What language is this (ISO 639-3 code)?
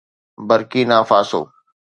snd